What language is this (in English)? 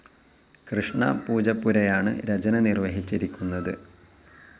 Malayalam